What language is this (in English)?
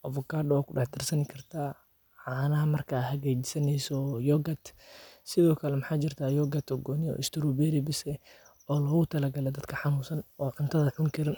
Somali